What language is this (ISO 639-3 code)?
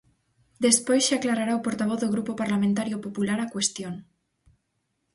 glg